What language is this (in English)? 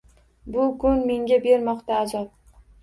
Uzbek